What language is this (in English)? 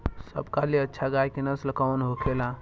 Bhojpuri